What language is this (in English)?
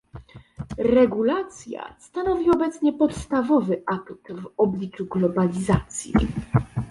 Polish